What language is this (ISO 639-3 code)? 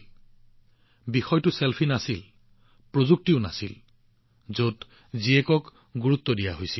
asm